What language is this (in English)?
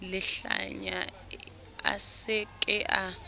Southern Sotho